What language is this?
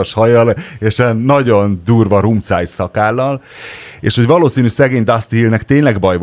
Hungarian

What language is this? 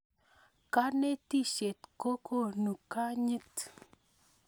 Kalenjin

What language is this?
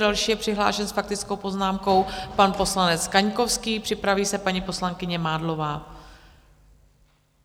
Czech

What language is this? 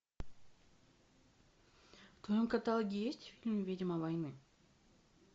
Russian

